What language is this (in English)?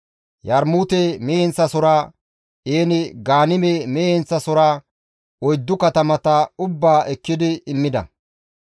Gamo